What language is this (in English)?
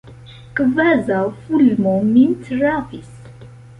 Esperanto